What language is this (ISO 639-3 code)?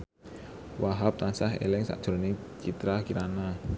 jav